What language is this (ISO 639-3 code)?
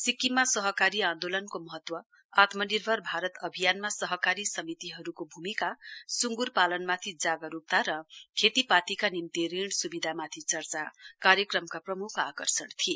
nep